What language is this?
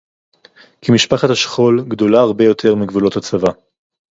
Hebrew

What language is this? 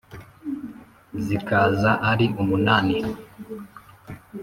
Kinyarwanda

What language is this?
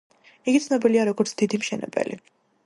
Georgian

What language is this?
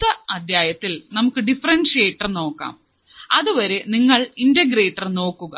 Malayalam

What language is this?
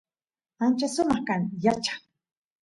Santiago del Estero Quichua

